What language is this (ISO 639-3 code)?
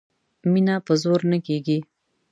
pus